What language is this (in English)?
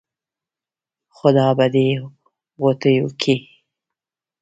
Pashto